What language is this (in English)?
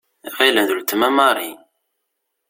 Kabyle